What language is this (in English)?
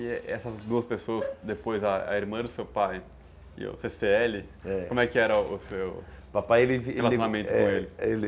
Portuguese